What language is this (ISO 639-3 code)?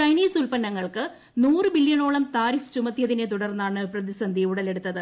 mal